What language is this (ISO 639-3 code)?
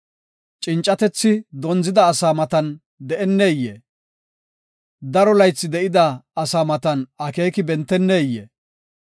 gof